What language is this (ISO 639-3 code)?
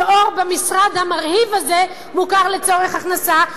heb